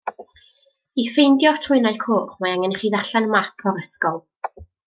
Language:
Welsh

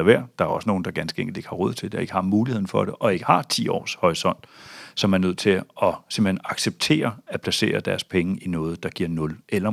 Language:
Danish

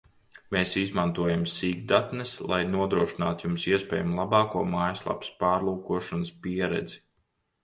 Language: Latvian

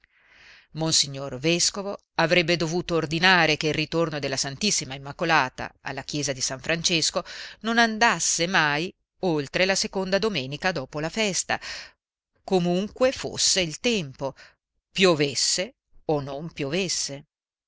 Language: Italian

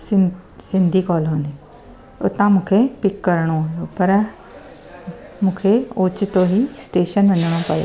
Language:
Sindhi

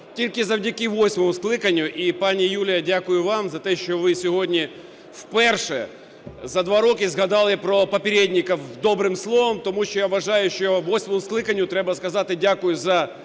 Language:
Ukrainian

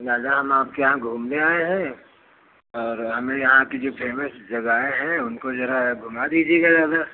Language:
Hindi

